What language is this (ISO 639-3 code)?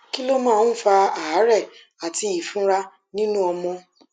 yor